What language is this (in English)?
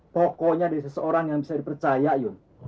Indonesian